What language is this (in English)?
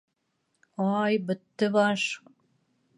Bashkir